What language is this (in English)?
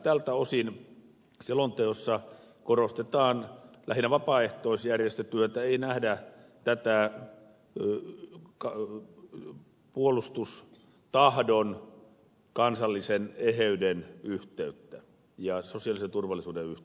Finnish